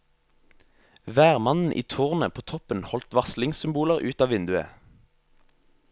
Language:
Norwegian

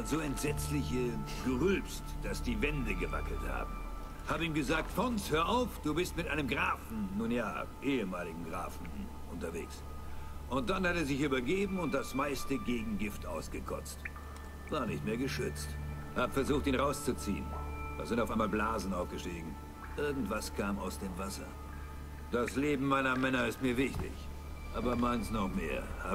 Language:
German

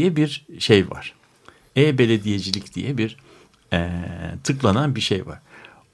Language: Turkish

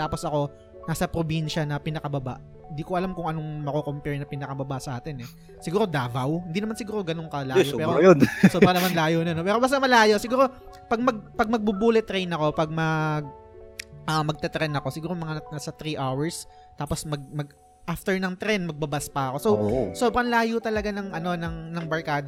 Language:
Filipino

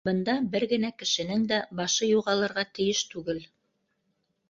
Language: Bashkir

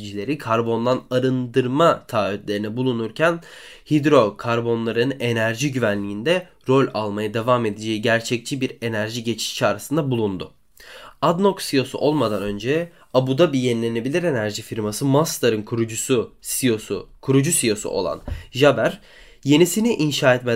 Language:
Turkish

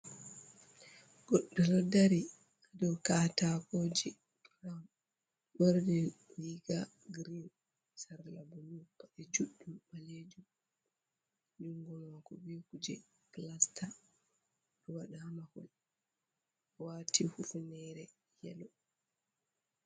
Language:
Fula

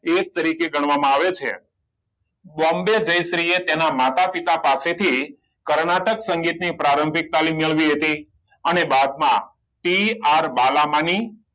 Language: Gujarati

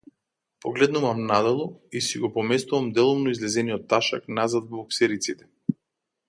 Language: Macedonian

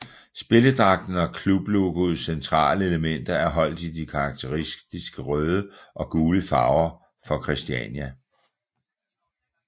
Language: Danish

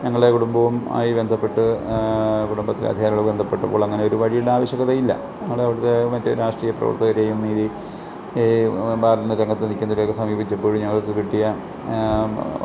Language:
Malayalam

